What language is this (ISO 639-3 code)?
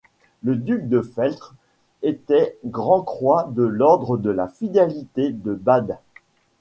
fra